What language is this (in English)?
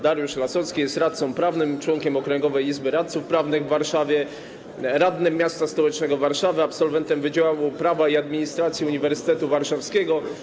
Polish